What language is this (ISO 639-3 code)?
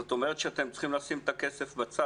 heb